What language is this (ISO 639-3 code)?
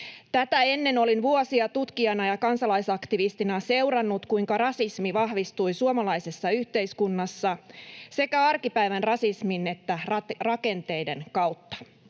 fin